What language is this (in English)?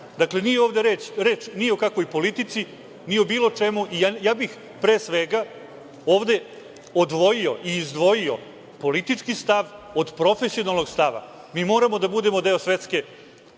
Serbian